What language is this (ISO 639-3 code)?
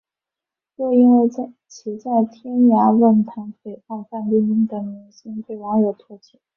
zho